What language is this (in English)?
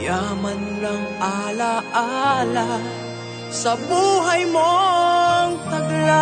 Filipino